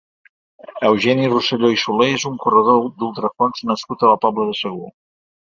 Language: Catalan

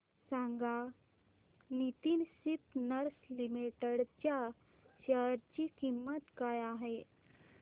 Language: Marathi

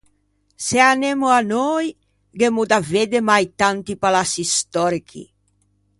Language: Ligurian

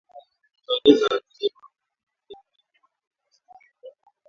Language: Swahili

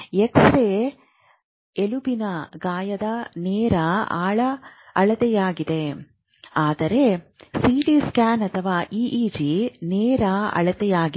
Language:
Kannada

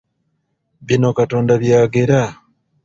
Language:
Ganda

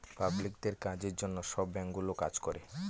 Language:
Bangla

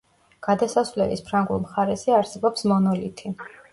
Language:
Georgian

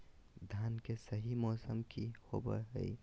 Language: Magahi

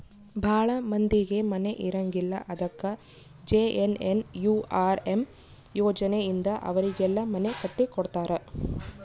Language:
Kannada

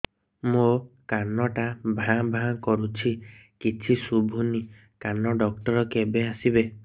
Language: Odia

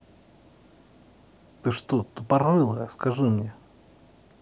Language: Russian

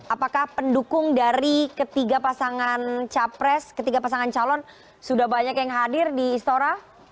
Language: Indonesian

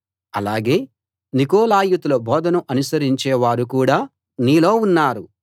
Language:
Telugu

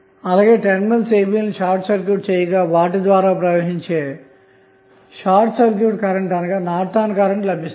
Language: Telugu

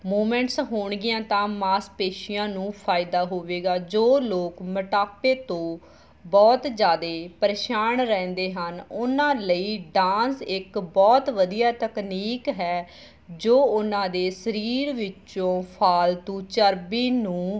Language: Punjabi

